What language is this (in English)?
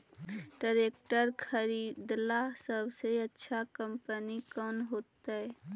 Magahi